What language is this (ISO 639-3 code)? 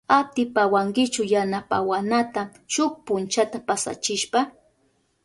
qup